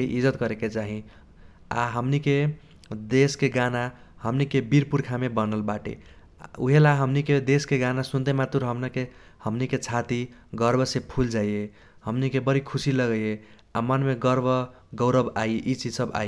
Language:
Kochila Tharu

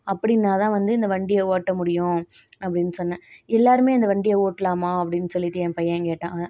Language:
Tamil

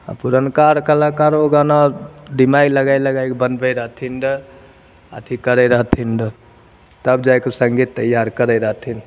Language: Maithili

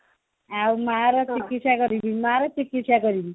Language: Odia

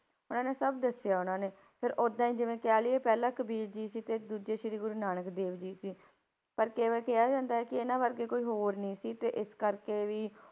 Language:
Punjabi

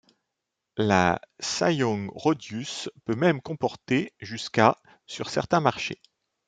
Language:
French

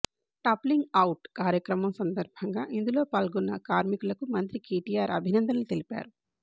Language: Telugu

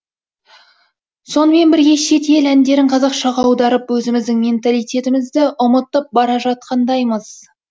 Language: Kazakh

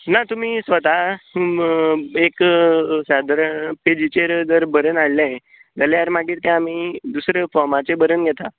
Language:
Konkani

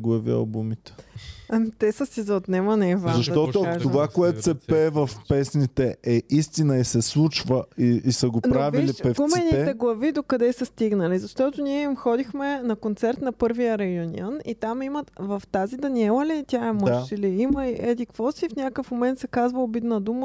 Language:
Bulgarian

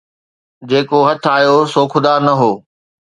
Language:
Sindhi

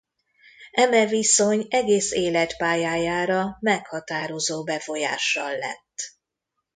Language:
Hungarian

